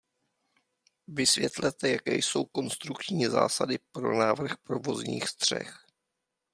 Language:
Czech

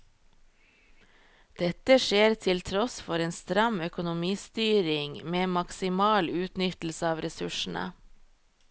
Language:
Norwegian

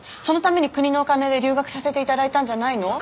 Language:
Japanese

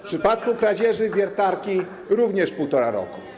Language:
Polish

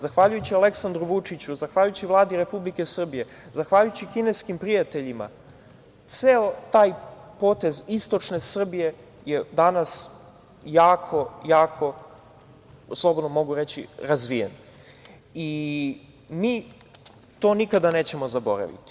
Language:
Serbian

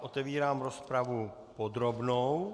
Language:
Czech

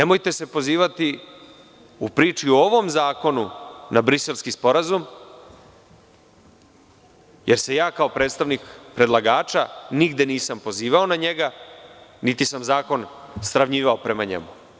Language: Serbian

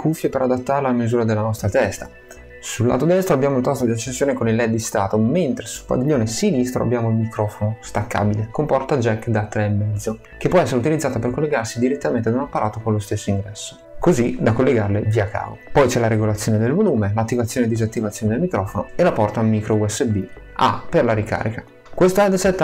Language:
Italian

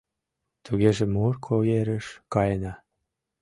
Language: Mari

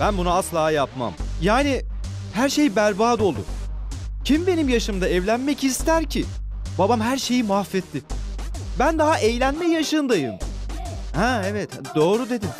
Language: Turkish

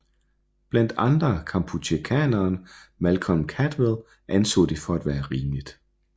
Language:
Danish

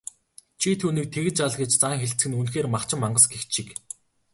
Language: Mongolian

